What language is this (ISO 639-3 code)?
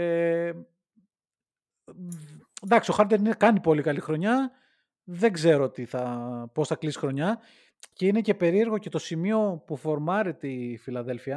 ell